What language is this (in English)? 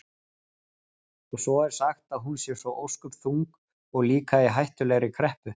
Icelandic